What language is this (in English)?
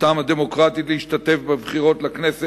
Hebrew